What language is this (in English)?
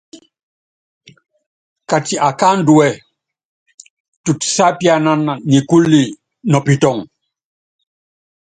Yangben